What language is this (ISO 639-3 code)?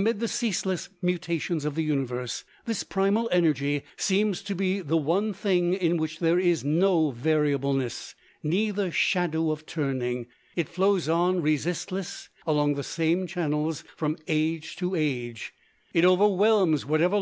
eng